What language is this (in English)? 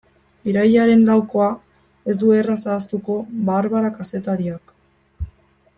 Basque